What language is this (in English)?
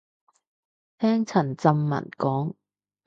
Cantonese